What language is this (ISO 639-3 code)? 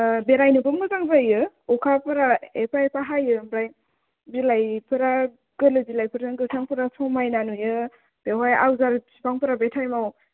brx